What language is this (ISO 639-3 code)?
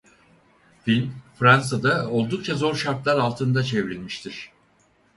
tur